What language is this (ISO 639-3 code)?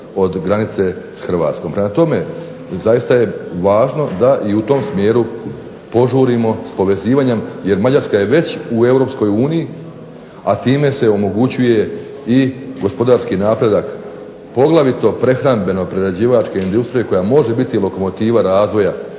hrv